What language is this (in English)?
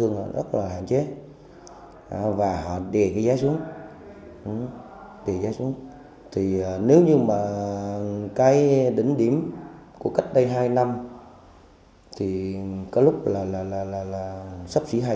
Vietnamese